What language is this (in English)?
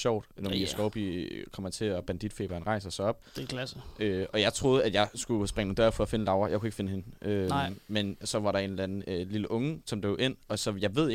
Danish